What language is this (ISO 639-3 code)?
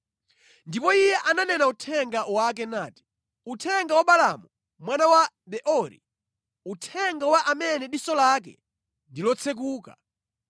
nya